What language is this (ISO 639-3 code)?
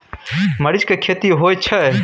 mai